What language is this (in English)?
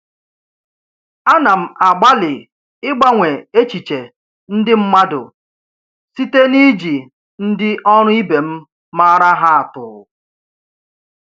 Igbo